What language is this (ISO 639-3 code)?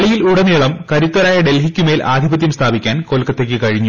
mal